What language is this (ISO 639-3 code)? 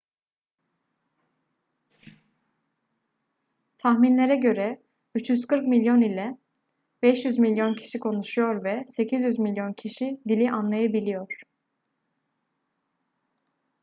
tur